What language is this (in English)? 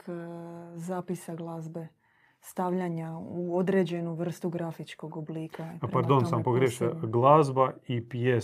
Croatian